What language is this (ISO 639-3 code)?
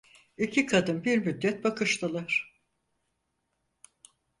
tur